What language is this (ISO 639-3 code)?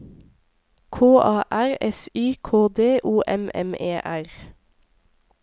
nor